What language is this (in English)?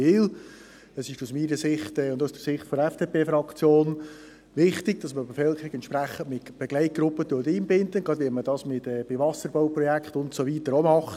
Swiss German